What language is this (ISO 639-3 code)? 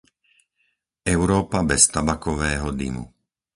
slk